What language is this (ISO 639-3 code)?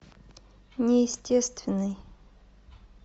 rus